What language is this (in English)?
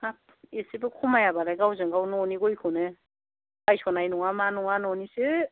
Bodo